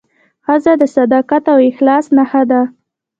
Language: Pashto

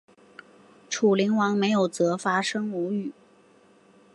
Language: Chinese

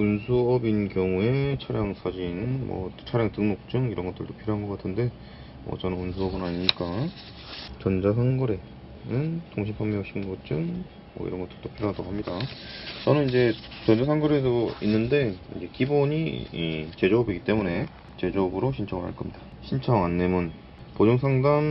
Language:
Korean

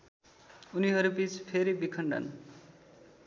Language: Nepali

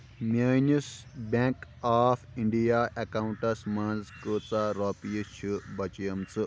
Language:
Kashmiri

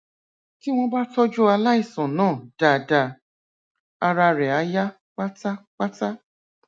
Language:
Yoruba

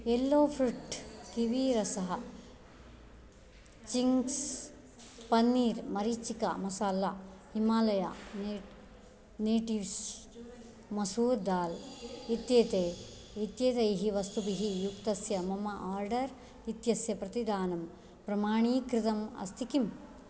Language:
Sanskrit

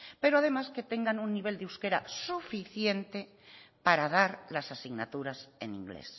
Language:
Spanish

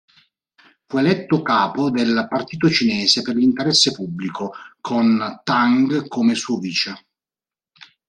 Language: Italian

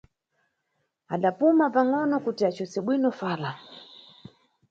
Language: Nyungwe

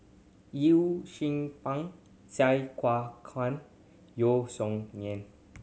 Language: English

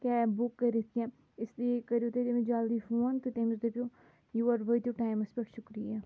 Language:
Kashmiri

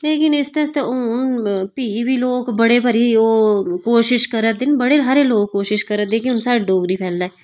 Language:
Dogri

